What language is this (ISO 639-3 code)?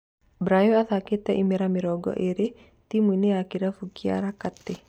kik